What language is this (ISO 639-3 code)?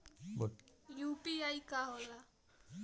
bho